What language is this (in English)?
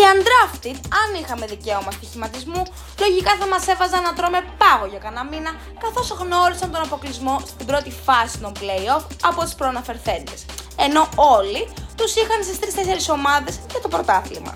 Greek